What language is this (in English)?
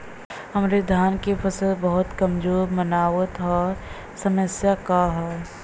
Bhojpuri